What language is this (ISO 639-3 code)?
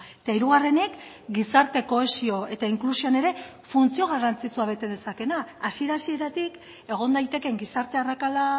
eus